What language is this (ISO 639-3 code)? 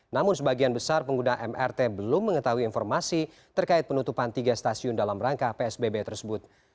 ind